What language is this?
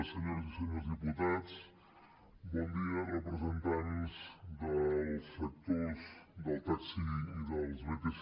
Catalan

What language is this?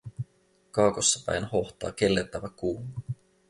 Finnish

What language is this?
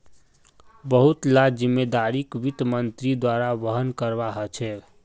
Magahi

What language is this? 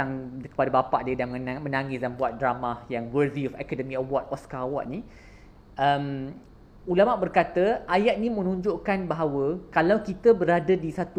Malay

